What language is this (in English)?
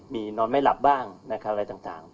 Thai